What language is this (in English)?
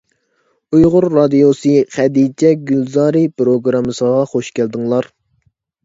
Uyghur